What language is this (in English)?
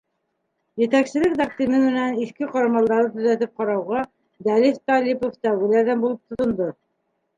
Bashkir